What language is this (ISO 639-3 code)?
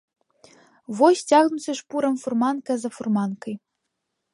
bel